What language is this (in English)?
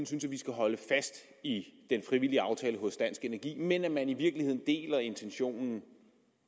Danish